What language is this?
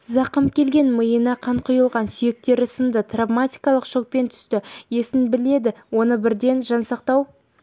Kazakh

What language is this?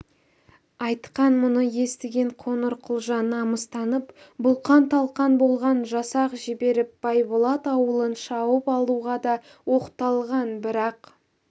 Kazakh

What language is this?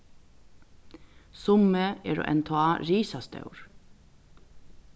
Faroese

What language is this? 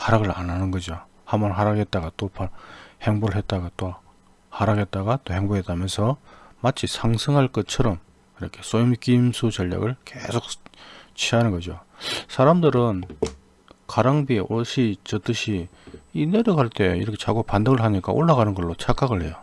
Korean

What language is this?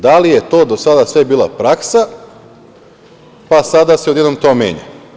Serbian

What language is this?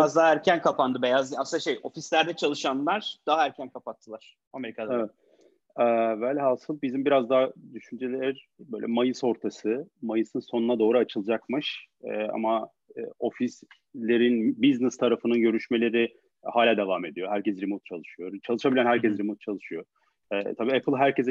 Turkish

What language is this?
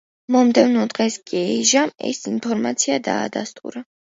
Georgian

